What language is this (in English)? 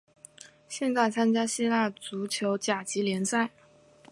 Chinese